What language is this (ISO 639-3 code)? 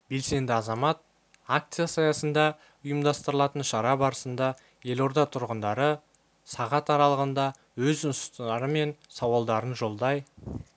kaz